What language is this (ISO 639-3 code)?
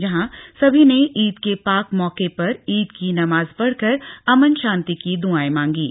hin